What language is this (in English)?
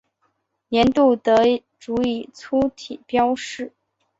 Chinese